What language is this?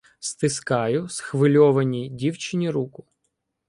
Ukrainian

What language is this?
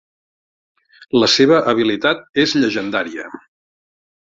Catalan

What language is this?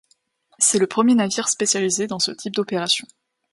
French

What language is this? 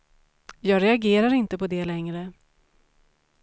Swedish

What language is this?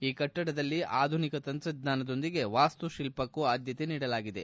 Kannada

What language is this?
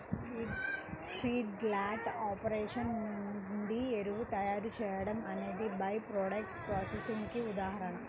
Telugu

